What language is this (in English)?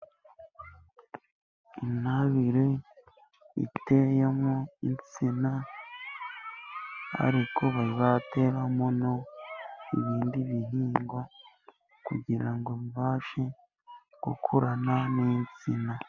Kinyarwanda